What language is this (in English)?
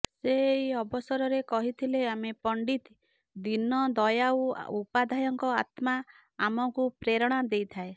Odia